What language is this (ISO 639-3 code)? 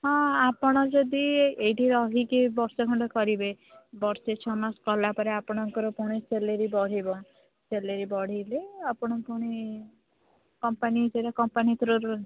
ori